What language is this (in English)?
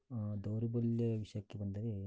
Kannada